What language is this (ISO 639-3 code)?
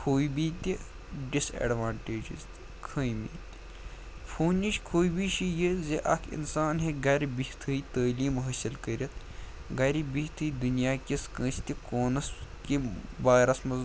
kas